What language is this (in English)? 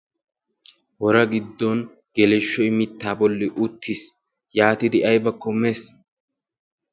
Wolaytta